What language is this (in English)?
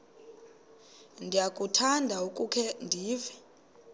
Xhosa